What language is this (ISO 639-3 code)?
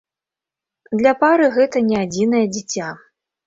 bel